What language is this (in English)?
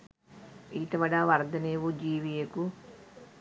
Sinhala